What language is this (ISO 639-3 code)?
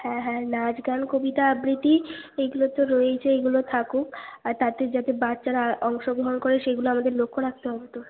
ben